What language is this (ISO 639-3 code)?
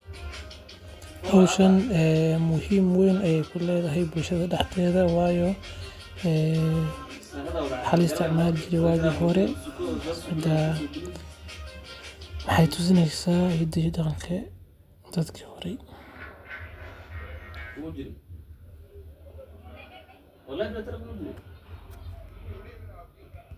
som